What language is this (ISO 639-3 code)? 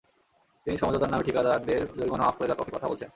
ben